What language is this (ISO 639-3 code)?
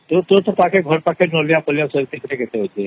ori